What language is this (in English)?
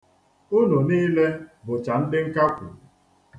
Igbo